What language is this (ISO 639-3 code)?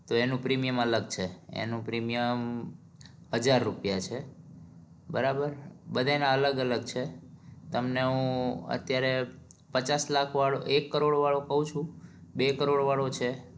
guj